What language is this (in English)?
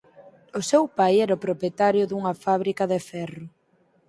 Galician